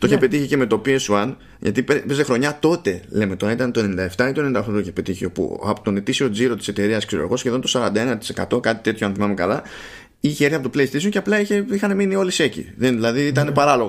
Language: Greek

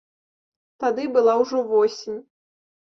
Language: Belarusian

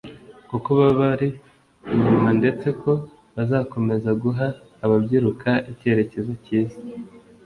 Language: Kinyarwanda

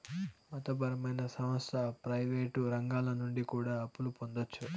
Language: Telugu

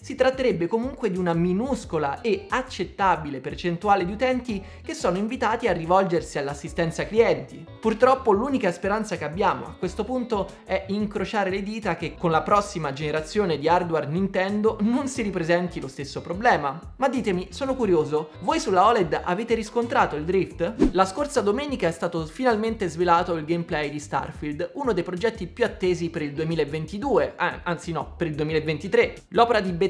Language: Italian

